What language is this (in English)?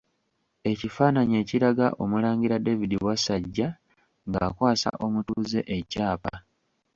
Ganda